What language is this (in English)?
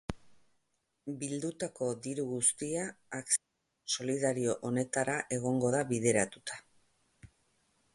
Basque